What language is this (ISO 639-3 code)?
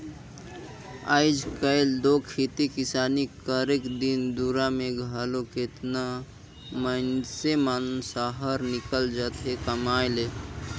hne